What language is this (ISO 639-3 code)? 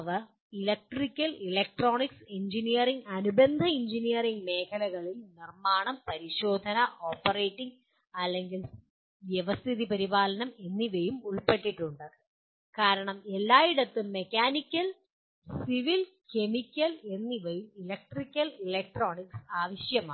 mal